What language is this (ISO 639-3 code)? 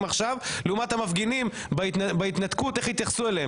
heb